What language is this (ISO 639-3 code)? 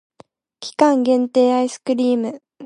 jpn